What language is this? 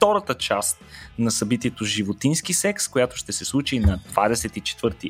Bulgarian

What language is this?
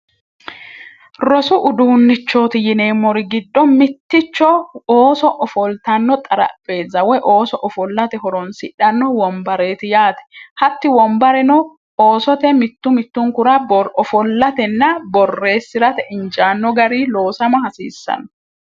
Sidamo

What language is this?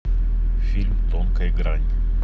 Russian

